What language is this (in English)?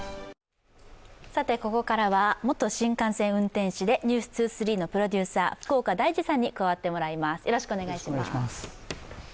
Japanese